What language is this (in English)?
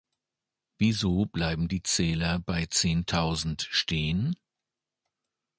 German